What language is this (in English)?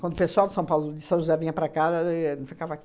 Portuguese